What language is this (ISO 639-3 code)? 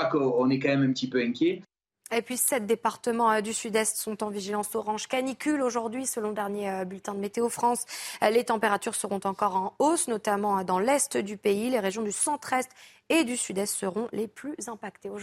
fra